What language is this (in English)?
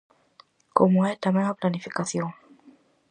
Galician